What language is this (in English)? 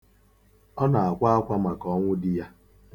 Igbo